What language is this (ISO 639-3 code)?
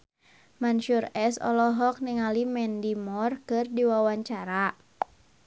sun